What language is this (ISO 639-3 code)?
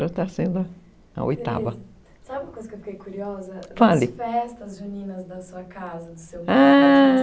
por